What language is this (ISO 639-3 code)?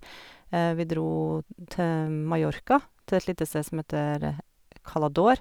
nor